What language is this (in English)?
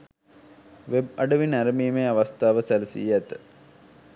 Sinhala